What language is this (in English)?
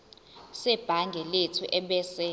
Zulu